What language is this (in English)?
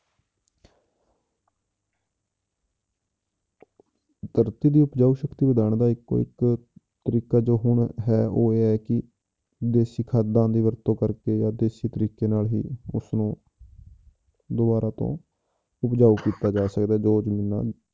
Punjabi